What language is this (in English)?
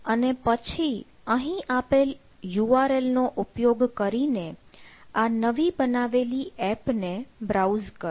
Gujarati